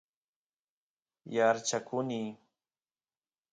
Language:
Santiago del Estero Quichua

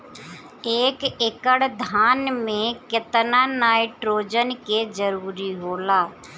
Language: Bhojpuri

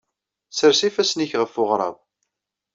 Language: Kabyle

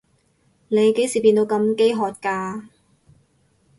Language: Cantonese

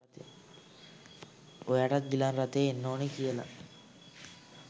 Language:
Sinhala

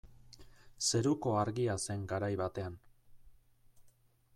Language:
Basque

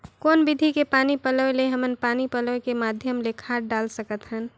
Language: Chhattisgarhi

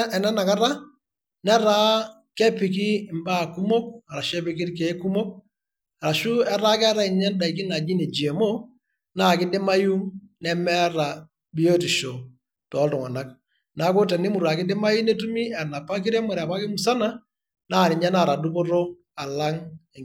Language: Masai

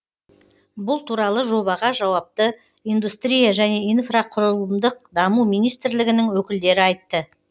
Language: Kazakh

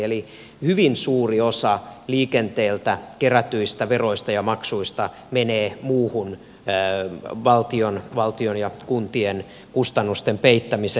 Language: Finnish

